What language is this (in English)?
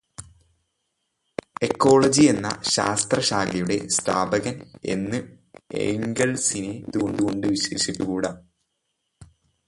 Malayalam